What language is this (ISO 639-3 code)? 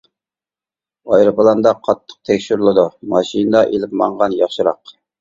uig